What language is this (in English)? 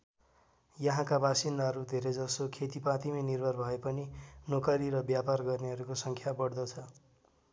Nepali